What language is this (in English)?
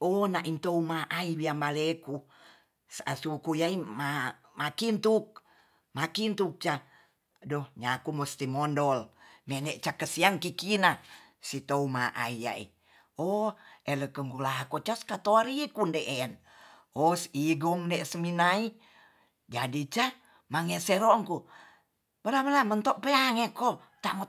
Tonsea